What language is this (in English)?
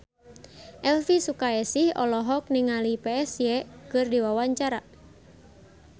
Sundanese